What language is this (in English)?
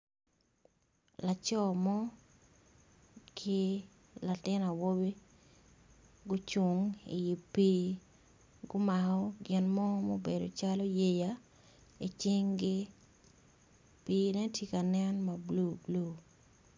Acoli